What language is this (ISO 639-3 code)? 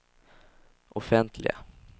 swe